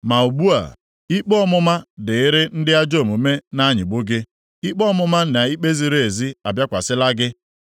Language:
Igbo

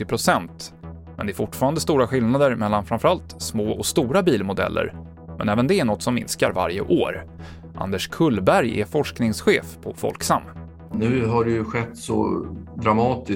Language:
Swedish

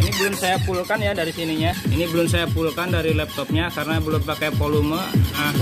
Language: Indonesian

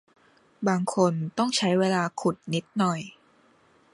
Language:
Thai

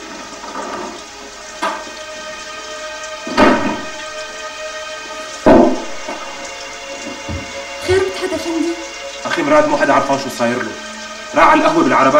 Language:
Arabic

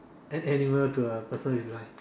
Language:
English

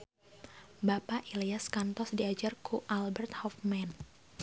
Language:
Sundanese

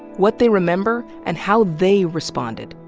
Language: English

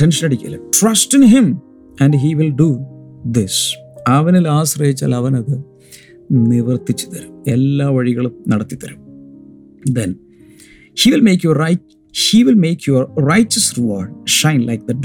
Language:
Malayalam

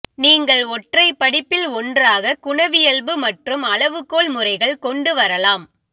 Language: Tamil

